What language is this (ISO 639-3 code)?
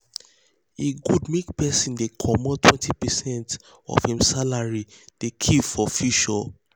pcm